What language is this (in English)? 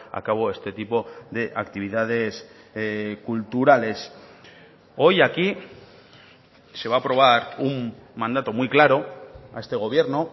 Spanish